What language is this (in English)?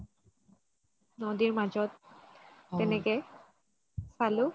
Assamese